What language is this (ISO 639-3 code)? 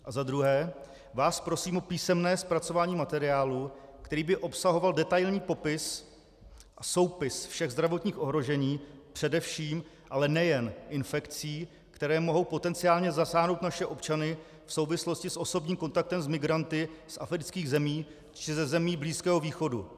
ces